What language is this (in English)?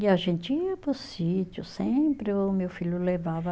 Portuguese